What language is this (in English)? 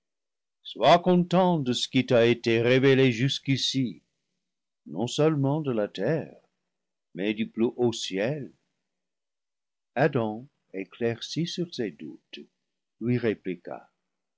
French